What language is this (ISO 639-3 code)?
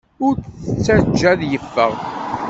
kab